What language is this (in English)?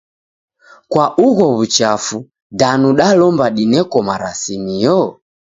Taita